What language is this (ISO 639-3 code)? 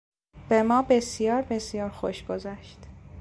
fas